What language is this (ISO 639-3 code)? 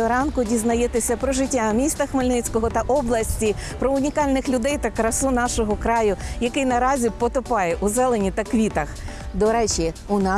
ukr